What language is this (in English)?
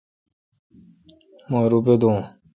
Kalkoti